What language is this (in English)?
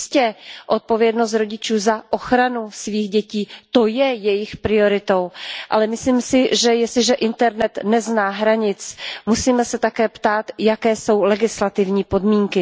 Czech